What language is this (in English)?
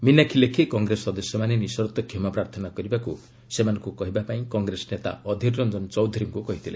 Odia